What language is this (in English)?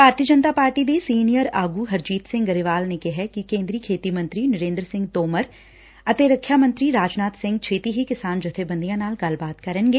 Punjabi